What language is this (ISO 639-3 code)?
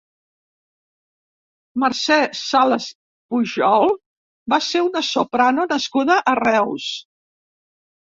cat